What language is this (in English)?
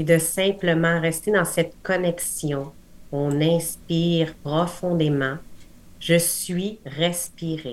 French